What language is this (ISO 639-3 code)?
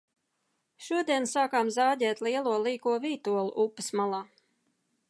lav